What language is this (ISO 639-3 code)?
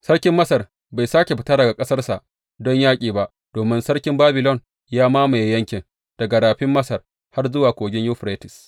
hau